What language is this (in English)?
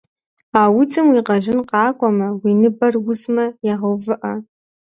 Kabardian